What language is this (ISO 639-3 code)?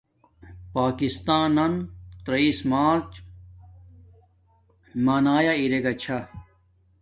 dmk